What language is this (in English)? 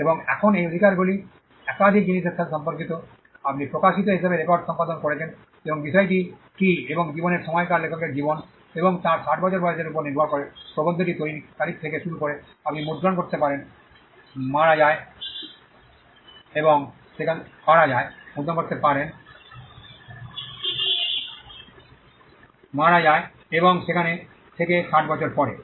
Bangla